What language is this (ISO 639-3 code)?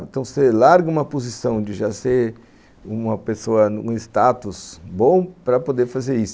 por